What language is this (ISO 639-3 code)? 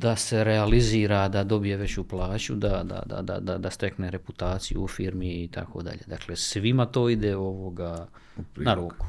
hrv